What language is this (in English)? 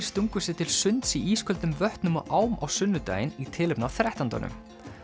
Icelandic